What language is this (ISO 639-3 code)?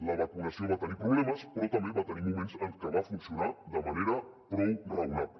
cat